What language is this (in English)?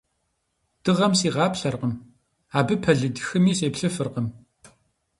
Kabardian